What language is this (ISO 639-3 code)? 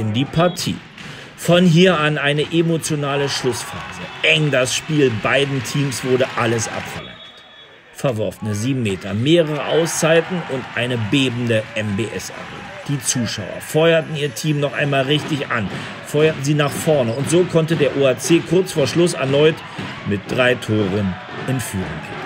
deu